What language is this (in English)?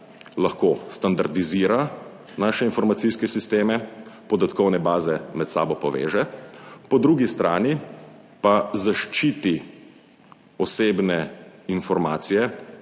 Slovenian